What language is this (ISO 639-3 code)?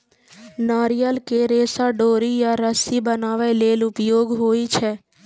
mai